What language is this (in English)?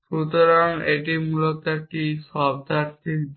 Bangla